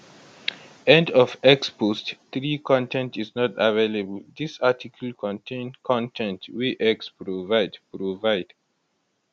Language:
Nigerian Pidgin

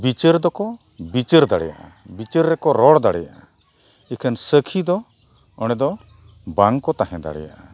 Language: Santali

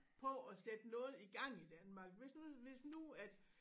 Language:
Danish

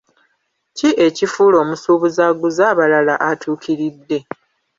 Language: Ganda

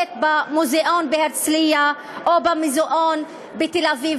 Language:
Hebrew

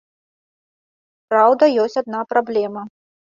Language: Belarusian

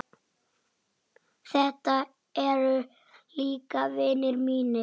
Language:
Icelandic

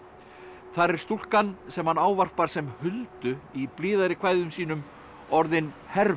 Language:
Icelandic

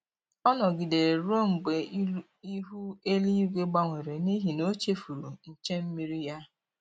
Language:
Igbo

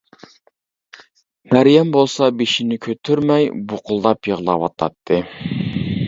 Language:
Uyghur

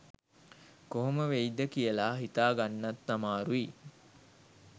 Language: Sinhala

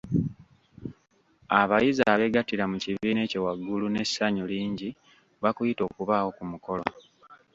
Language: Ganda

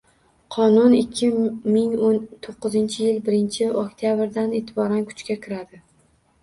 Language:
Uzbek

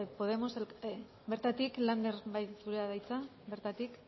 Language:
Basque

